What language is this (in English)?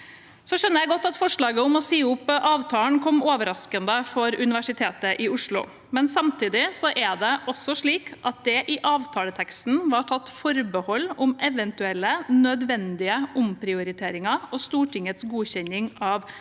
Norwegian